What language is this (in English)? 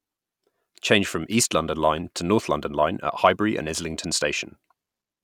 English